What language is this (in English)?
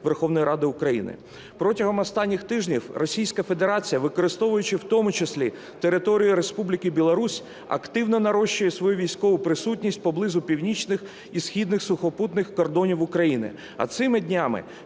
Ukrainian